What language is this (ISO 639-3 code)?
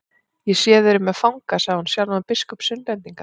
isl